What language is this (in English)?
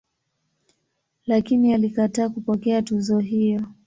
Swahili